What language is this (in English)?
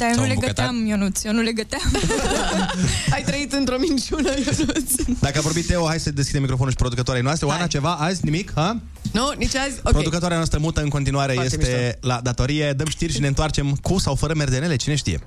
Romanian